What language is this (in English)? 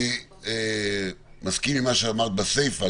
Hebrew